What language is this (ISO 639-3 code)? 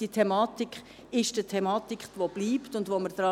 gsw